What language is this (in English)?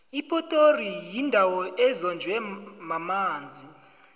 South Ndebele